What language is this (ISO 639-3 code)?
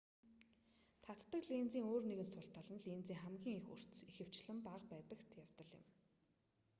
mon